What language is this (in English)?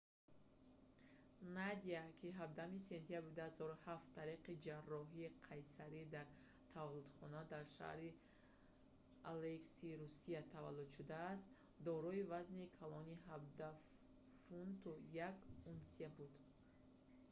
Tajik